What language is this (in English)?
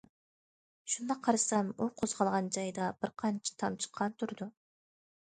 Uyghur